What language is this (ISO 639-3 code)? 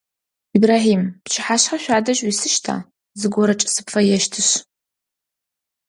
ady